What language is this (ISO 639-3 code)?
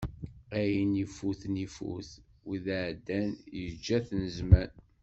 kab